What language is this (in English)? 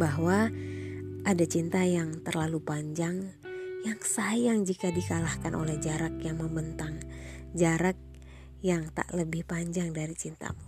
Indonesian